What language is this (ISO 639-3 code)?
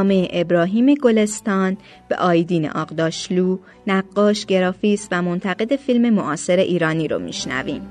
fas